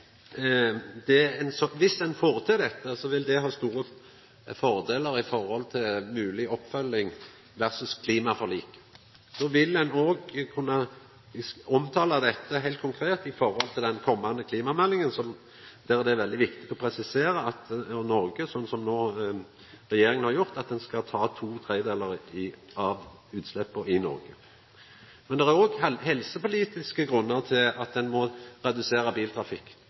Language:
Norwegian Nynorsk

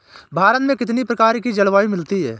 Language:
Hindi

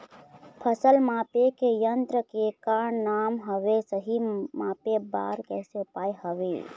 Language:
Chhattisgarhi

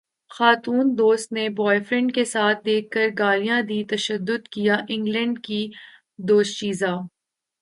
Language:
Urdu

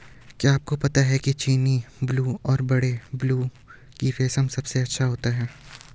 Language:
Hindi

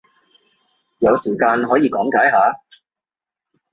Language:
Cantonese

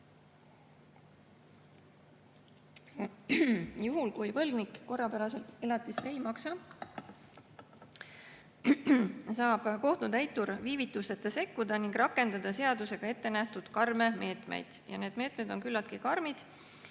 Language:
Estonian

